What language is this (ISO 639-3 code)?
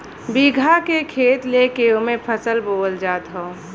bho